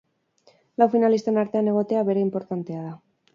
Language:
Basque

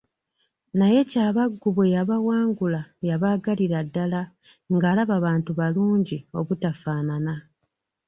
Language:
Ganda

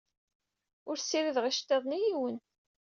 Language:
Kabyle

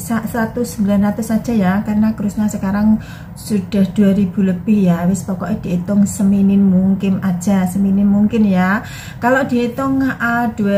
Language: Indonesian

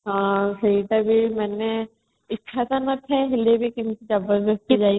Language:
Odia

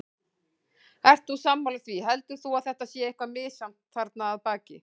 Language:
Icelandic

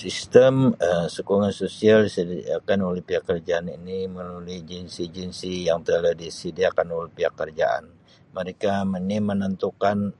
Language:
Sabah Malay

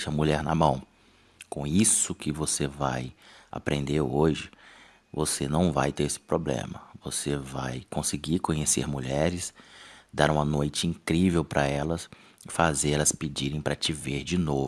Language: Portuguese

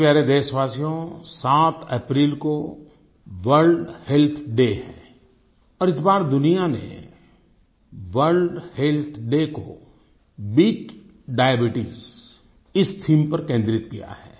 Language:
Hindi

